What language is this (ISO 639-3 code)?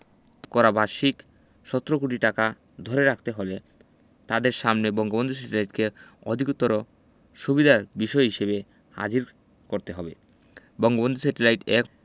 ben